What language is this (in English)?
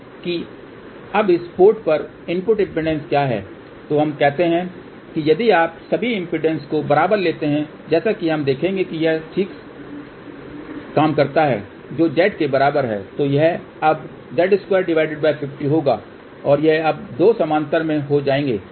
Hindi